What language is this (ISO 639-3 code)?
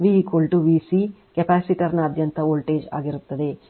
kan